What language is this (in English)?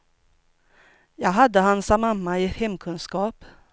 Swedish